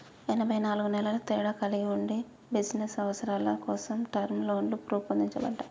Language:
Telugu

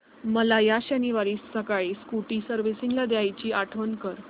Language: Marathi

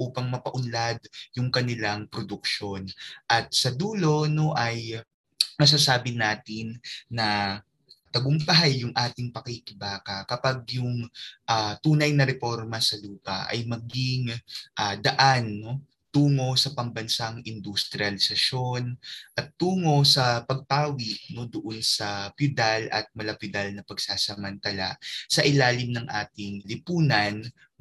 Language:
Filipino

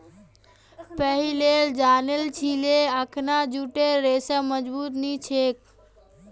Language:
Magahi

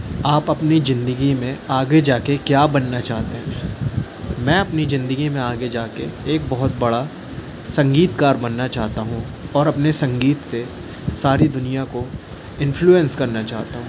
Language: Hindi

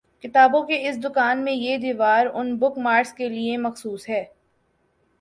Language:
Urdu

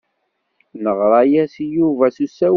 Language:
Kabyle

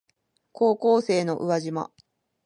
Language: Japanese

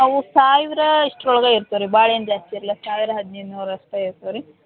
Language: Kannada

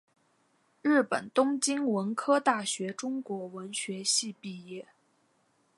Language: Chinese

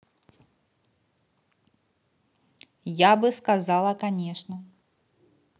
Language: Russian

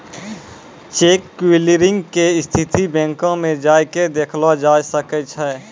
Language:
Maithili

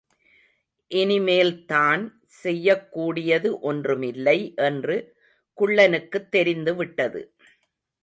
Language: Tamil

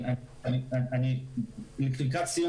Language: Hebrew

